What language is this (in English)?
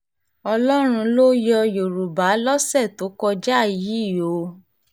Yoruba